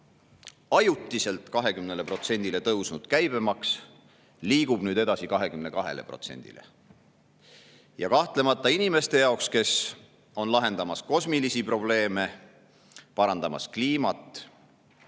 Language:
Estonian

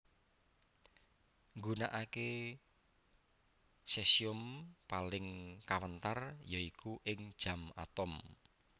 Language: Javanese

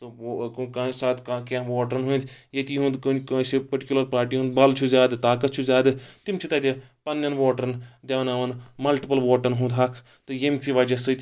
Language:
Kashmiri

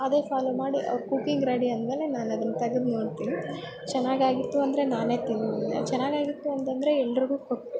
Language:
Kannada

